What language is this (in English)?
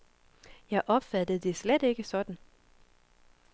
Danish